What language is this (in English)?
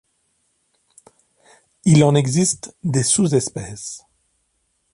French